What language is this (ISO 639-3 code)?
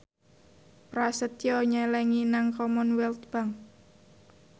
jav